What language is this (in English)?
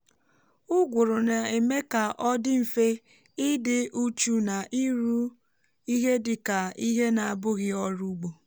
Igbo